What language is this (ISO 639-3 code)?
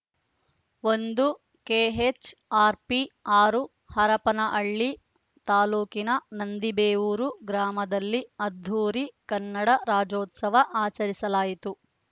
kan